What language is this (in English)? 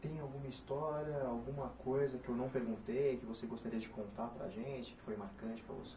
Portuguese